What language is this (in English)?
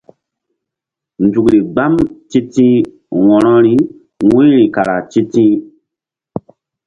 Mbum